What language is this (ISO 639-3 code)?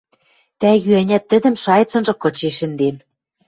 mrj